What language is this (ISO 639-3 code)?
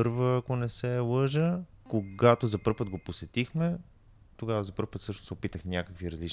bul